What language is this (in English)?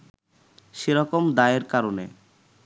Bangla